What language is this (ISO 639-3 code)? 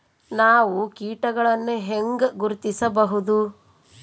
kan